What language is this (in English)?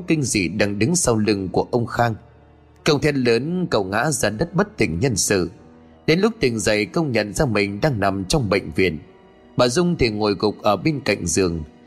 Vietnamese